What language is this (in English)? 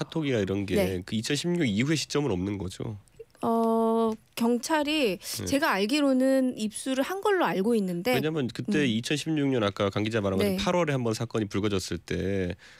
Korean